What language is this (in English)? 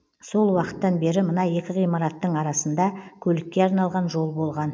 Kazakh